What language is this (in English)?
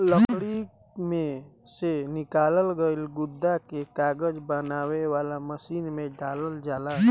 Bhojpuri